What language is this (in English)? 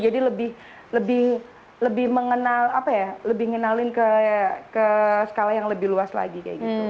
Indonesian